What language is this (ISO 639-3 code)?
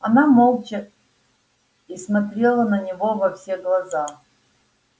rus